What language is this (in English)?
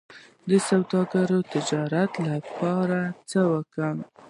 Pashto